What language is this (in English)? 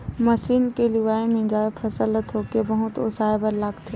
Chhattisgarhi